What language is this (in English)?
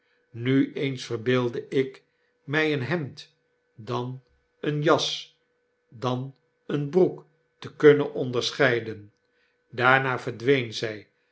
Dutch